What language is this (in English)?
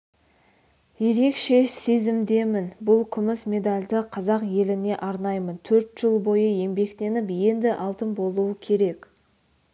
Kazakh